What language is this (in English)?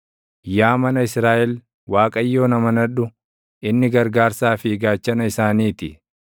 Oromo